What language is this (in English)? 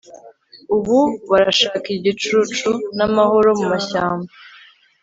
Kinyarwanda